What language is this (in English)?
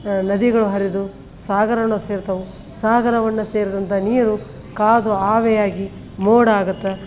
Kannada